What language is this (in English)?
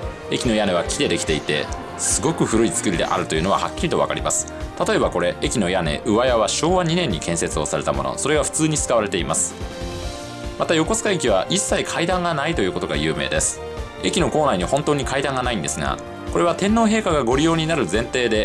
Japanese